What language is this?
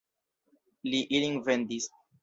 Esperanto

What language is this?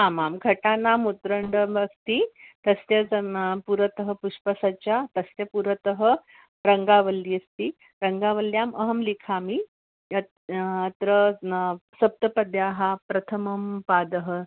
Sanskrit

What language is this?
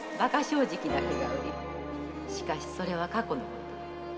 Japanese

